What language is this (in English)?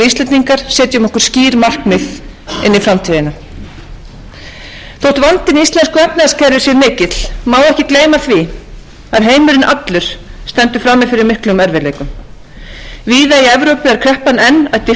Icelandic